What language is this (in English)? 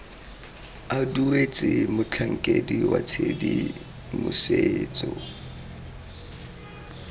Tswana